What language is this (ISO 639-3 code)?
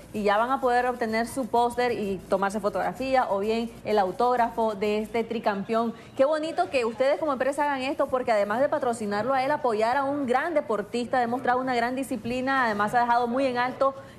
spa